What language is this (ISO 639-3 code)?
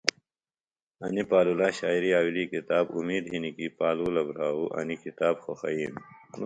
phl